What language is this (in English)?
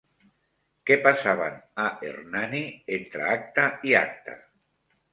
Catalan